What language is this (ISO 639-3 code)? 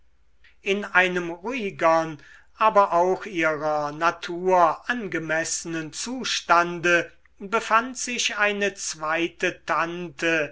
deu